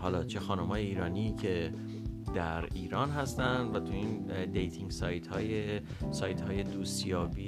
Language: Persian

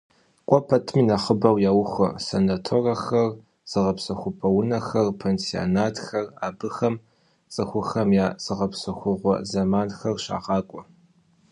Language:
Kabardian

